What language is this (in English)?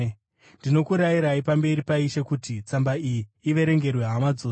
Shona